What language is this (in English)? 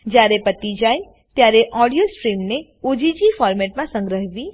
Gujarati